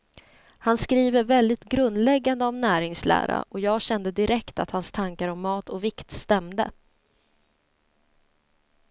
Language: Swedish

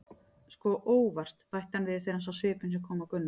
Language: Icelandic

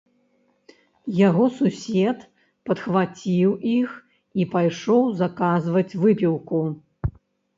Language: Belarusian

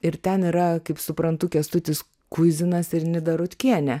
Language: Lithuanian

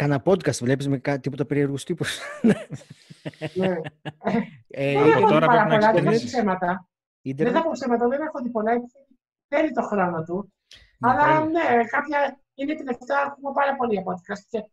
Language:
Greek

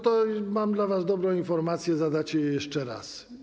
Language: Polish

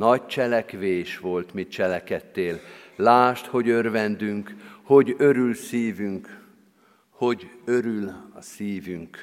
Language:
Hungarian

